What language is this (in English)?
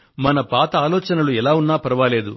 Telugu